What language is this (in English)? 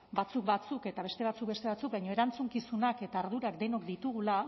Basque